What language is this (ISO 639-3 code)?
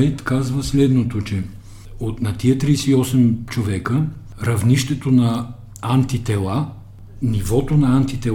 bul